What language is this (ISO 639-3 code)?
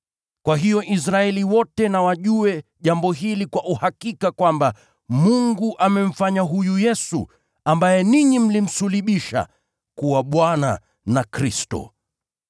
swa